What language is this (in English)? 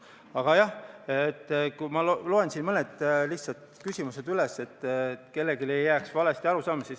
Estonian